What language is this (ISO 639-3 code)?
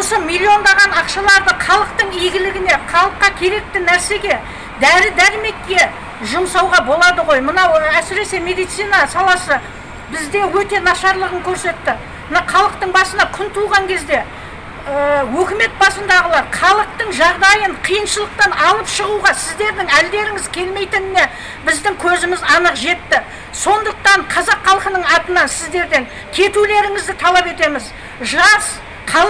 kaz